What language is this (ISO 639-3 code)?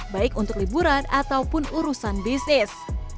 ind